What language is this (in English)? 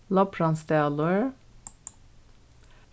Faroese